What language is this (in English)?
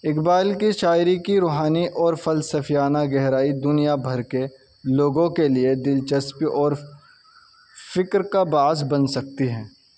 Urdu